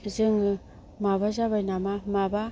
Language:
Bodo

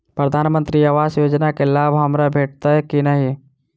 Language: Maithili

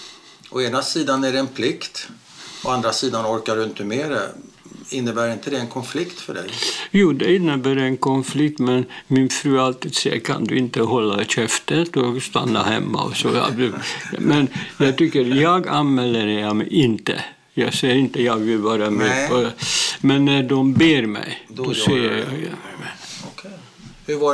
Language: Swedish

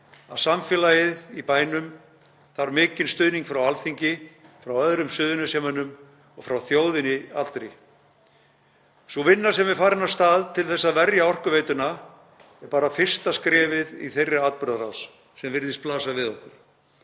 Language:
Icelandic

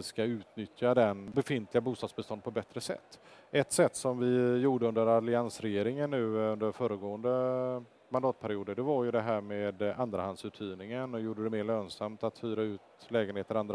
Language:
Swedish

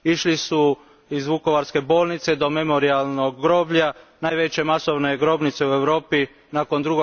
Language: Croatian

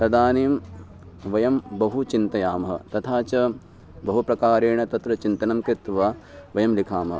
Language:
Sanskrit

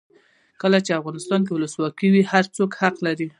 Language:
Pashto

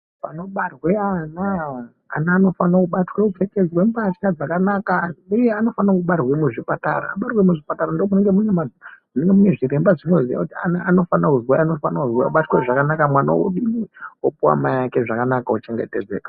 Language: Ndau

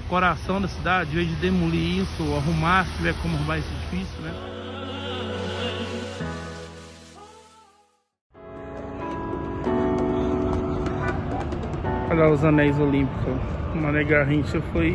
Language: Portuguese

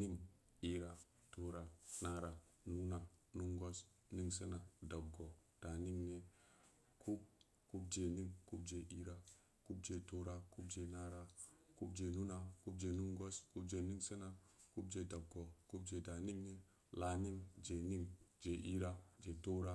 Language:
Samba Leko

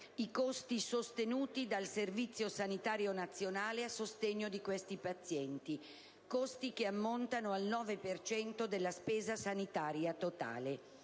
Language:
Italian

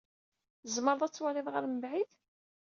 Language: Kabyle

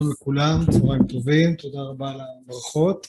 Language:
Hebrew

